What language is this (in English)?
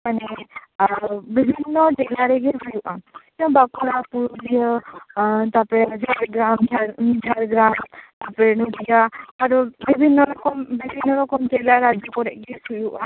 Santali